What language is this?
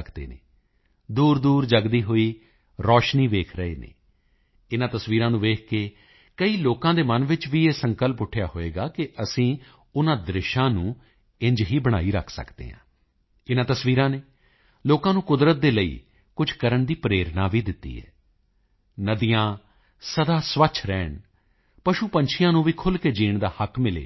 Punjabi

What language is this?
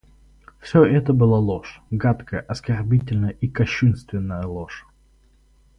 Russian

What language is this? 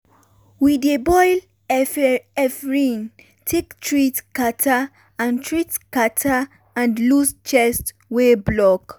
Nigerian Pidgin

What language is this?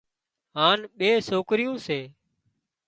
Wadiyara Koli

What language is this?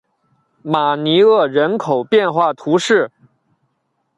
Chinese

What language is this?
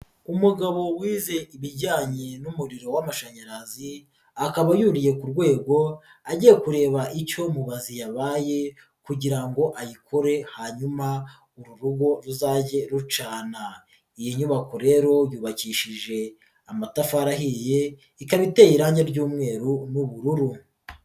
Kinyarwanda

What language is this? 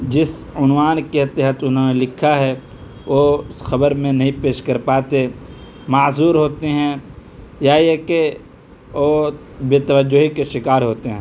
Urdu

